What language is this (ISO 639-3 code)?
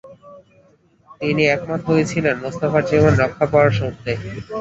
ben